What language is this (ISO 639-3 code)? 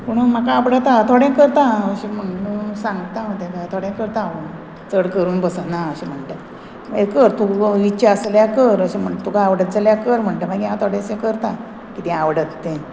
kok